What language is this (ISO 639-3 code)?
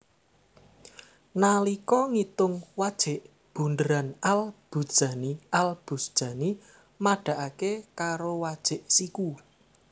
jav